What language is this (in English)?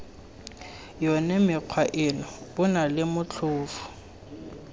Tswana